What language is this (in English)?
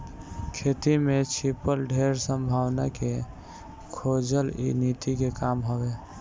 Bhojpuri